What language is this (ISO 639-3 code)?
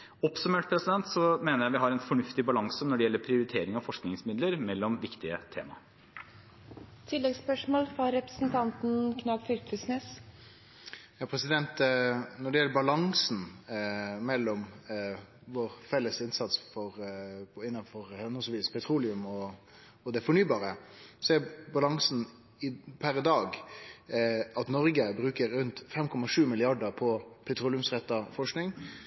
nor